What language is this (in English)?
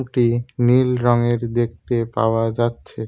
Bangla